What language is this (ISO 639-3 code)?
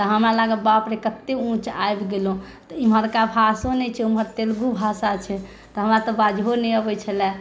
mai